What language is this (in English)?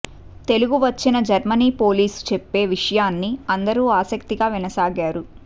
Telugu